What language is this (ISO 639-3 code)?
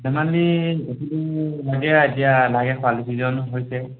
asm